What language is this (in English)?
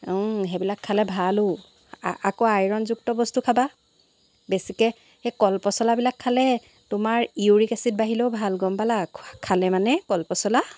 Assamese